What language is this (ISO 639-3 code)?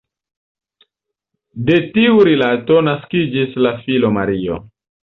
epo